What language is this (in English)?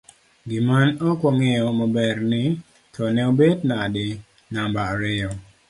Luo (Kenya and Tanzania)